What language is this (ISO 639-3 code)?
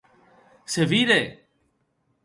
oci